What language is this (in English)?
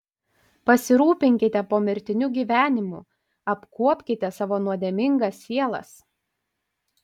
Lithuanian